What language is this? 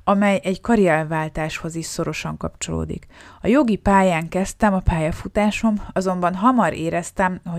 Hungarian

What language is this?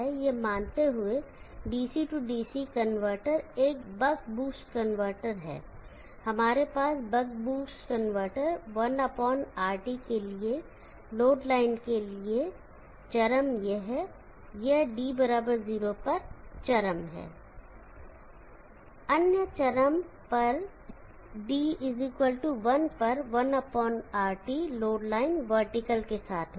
Hindi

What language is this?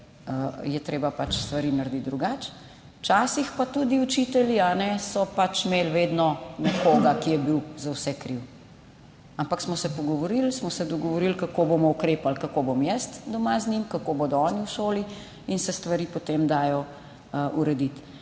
Slovenian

